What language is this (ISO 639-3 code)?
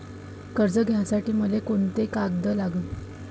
mar